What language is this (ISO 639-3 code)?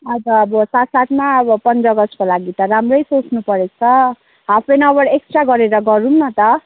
nep